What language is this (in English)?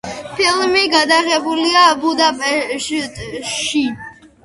Georgian